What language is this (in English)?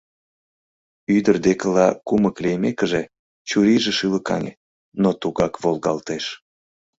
Mari